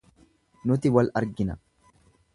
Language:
Oromo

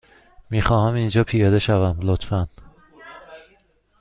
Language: Persian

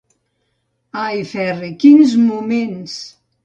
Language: Catalan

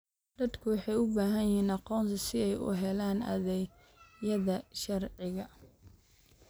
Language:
Somali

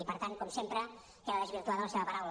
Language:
Catalan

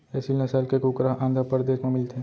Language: Chhattisgarhi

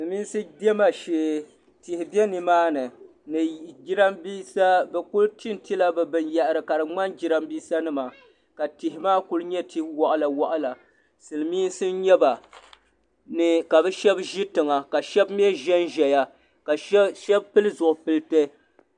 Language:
Dagbani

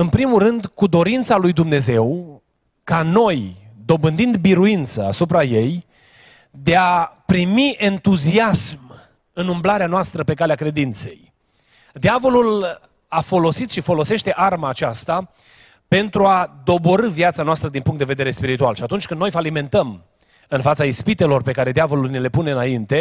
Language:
Romanian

